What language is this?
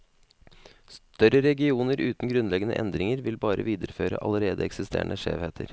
Norwegian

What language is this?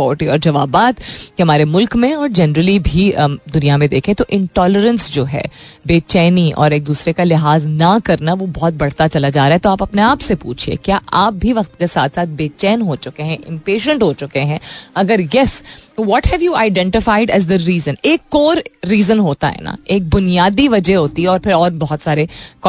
Hindi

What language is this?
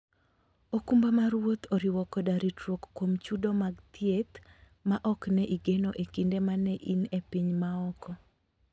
Luo (Kenya and Tanzania)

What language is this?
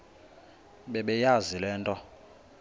Xhosa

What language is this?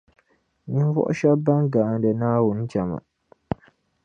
Dagbani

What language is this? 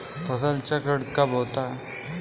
Hindi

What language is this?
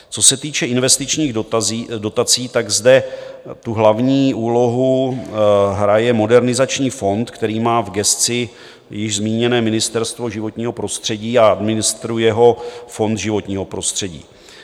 Czech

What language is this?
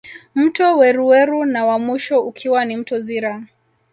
Swahili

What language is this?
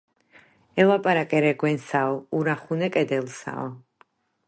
Georgian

